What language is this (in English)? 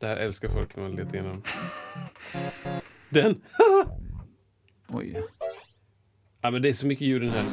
Swedish